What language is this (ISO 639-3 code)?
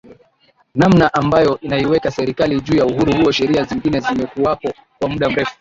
swa